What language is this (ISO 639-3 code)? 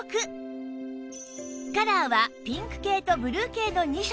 jpn